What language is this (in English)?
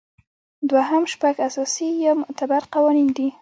Pashto